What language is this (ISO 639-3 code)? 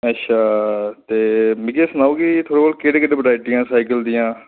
doi